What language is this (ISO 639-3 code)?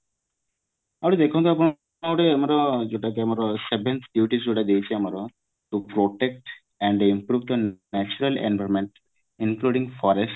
ori